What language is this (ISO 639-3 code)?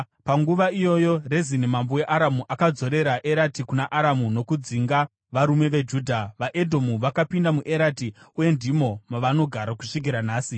sna